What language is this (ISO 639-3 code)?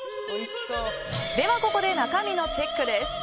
jpn